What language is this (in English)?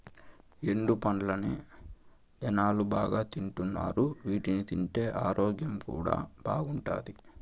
Telugu